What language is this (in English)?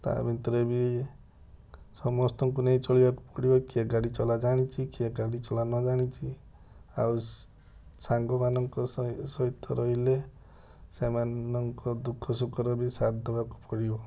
Odia